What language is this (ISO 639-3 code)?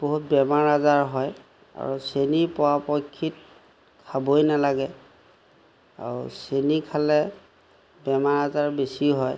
asm